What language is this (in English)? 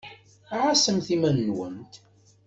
Kabyle